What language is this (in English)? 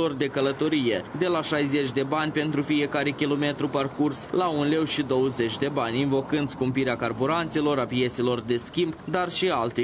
Romanian